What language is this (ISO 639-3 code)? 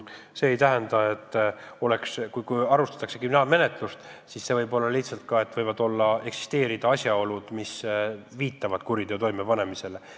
est